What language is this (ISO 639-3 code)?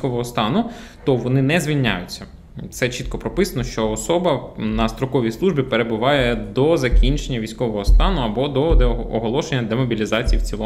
ukr